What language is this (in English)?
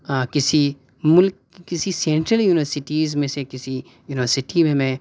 Urdu